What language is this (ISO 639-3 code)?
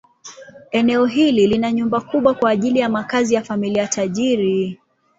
swa